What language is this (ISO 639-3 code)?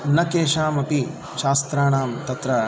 san